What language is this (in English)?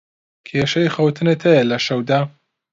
Central Kurdish